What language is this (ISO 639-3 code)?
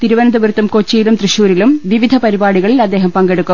mal